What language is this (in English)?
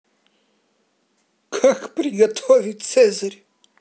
Russian